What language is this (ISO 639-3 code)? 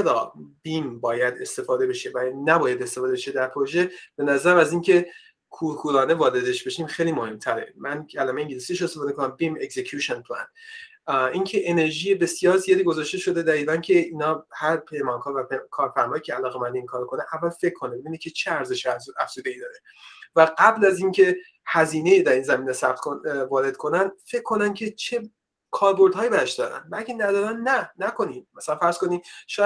fas